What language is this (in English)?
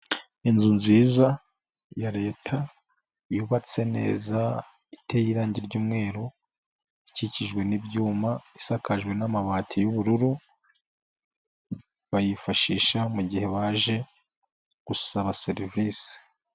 Kinyarwanda